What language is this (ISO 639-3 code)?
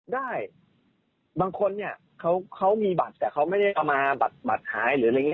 tha